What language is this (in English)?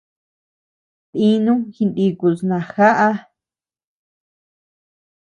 Tepeuxila Cuicatec